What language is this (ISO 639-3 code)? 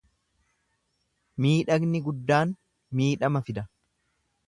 orm